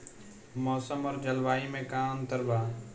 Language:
Bhojpuri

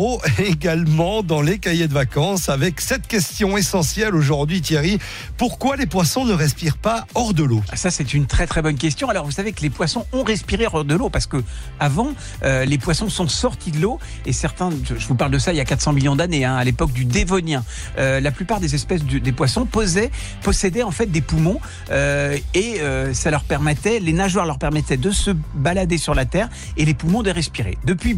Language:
French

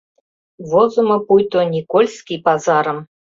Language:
Mari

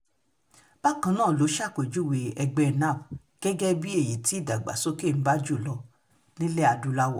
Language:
Yoruba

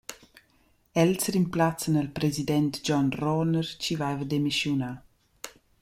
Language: Romansh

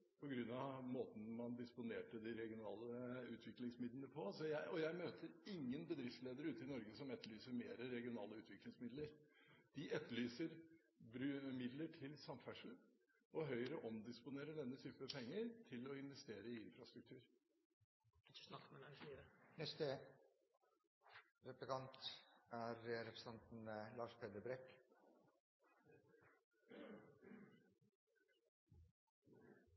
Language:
Norwegian Bokmål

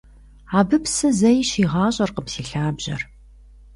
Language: Kabardian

